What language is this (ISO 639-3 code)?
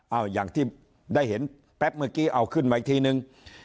tha